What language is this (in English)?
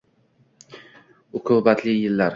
Uzbek